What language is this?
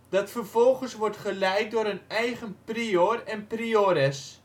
Dutch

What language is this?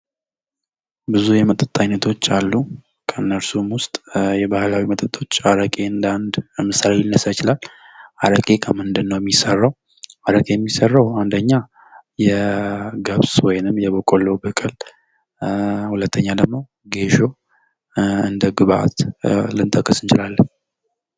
Amharic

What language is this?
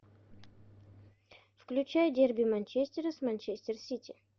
Russian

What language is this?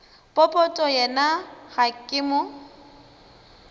Northern Sotho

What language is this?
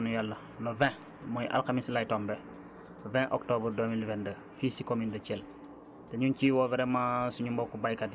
Wolof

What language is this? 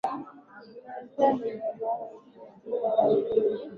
Swahili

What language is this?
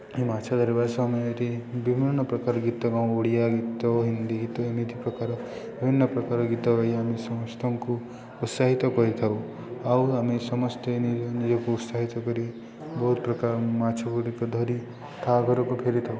Odia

